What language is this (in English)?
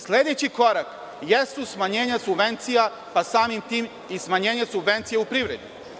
Serbian